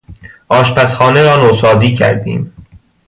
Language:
Persian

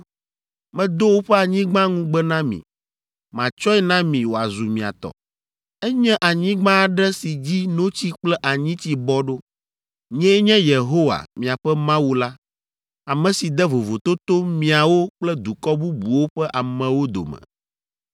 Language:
Ewe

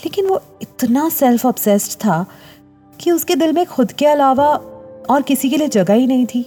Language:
Hindi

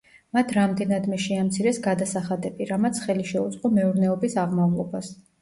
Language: Georgian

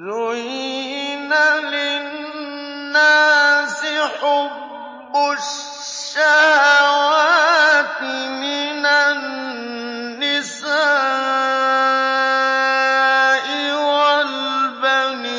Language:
Arabic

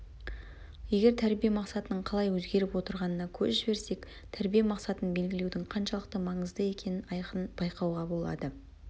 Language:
Kazakh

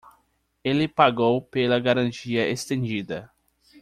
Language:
Portuguese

